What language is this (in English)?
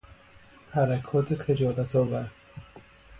Persian